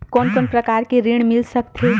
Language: Chhattisgarhi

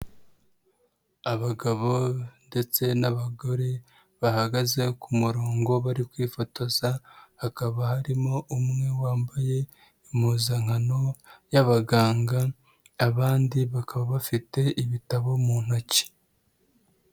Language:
Kinyarwanda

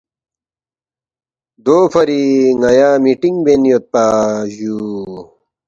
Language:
Balti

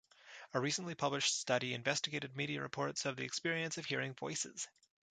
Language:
English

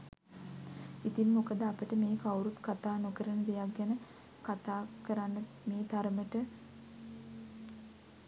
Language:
Sinhala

